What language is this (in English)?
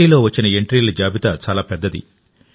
Telugu